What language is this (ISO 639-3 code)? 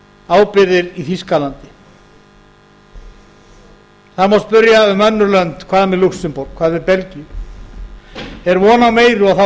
isl